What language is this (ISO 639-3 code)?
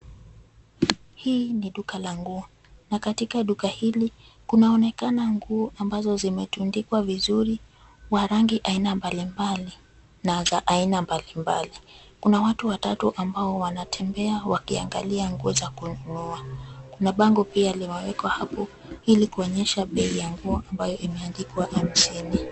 swa